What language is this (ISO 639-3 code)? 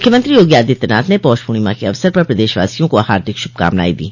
hin